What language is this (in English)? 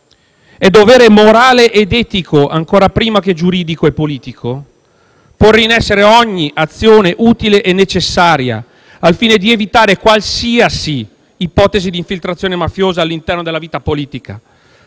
Italian